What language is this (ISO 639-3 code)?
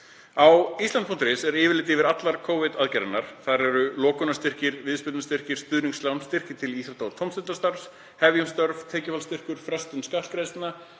isl